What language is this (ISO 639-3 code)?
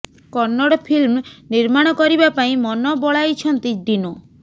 ori